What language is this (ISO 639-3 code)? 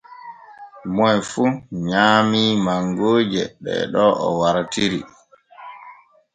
fue